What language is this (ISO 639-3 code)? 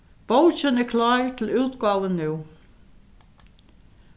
fao